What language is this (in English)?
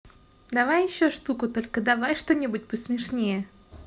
Russian